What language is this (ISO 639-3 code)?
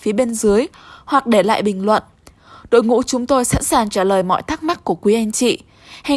vie